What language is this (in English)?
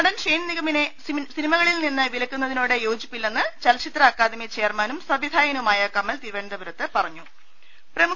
Malayalam